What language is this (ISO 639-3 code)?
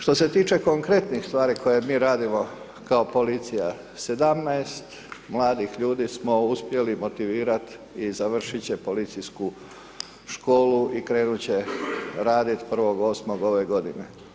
hrv